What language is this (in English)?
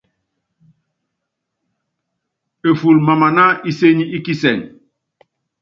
Yangben